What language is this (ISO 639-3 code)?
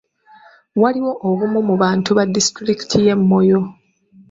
lug